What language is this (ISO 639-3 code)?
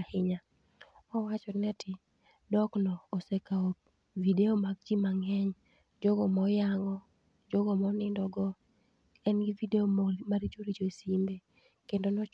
luo